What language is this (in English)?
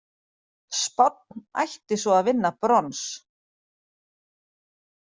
Icelandic